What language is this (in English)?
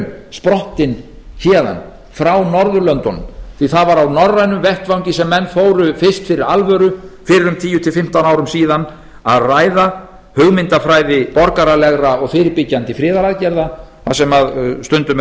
Icelandic